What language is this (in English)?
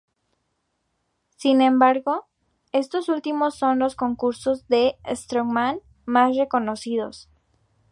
Spanish